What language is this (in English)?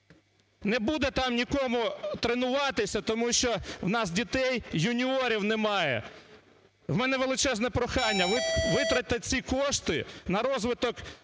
Ukrainian